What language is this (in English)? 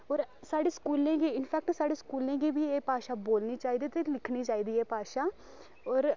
Dogri